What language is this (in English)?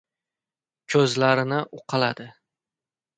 Uzbek